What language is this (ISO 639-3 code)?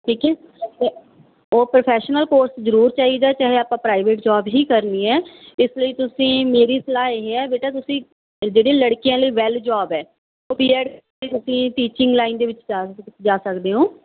pan